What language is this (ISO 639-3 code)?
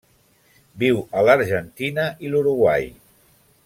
cat